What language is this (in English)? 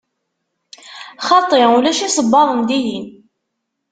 Kabyle